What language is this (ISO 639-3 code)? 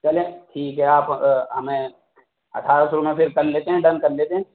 urd